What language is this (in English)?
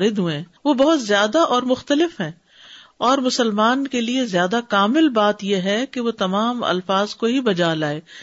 Urdu